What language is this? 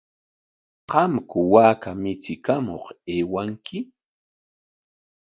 Corongo Ancash Quechua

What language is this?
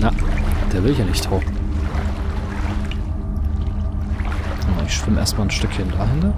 German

